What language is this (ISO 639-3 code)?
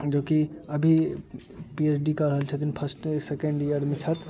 mai